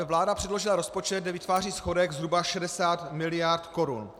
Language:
Czech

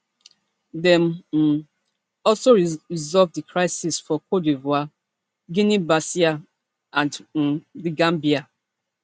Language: Nigerian Pidgin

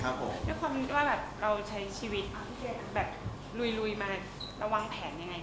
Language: Thai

